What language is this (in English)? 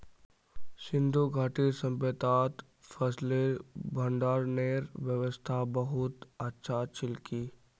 Magahi